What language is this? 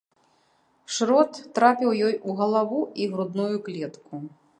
Belarusian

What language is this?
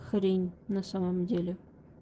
Russian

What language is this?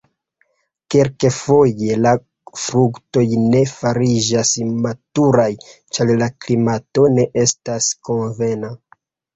Esperanto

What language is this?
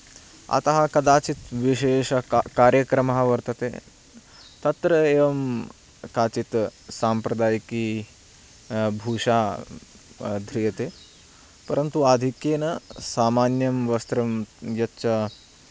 Sanskrit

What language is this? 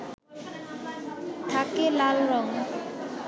Bangla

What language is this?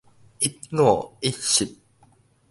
Min Nan Chinese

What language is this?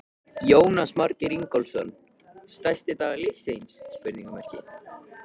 Icelandic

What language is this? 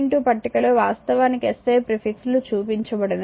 Telugu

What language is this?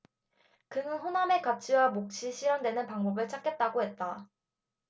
Korean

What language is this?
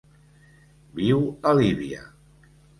Catalan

